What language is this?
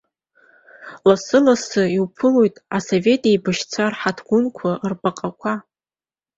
Abkhazian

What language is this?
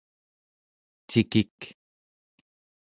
Central Yupik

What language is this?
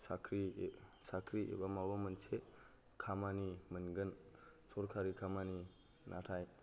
Bodo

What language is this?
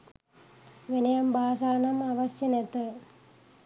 Sinhala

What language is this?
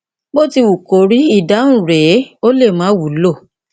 Yoruba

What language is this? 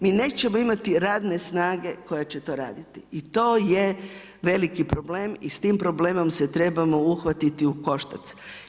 Croatian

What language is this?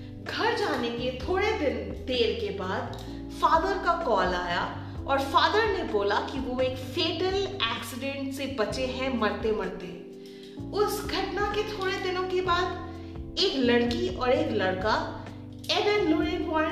Hindi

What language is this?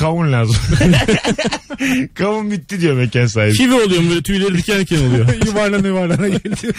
Turkish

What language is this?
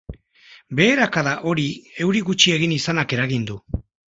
Basque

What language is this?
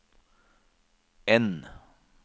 Norwegian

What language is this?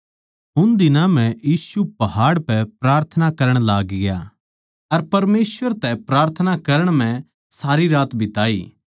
Haryanvi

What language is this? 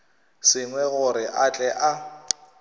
Northern Sotho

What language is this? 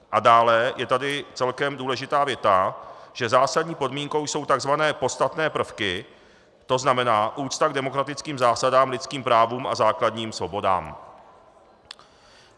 Czech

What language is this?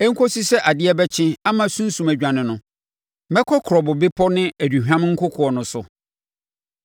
Akan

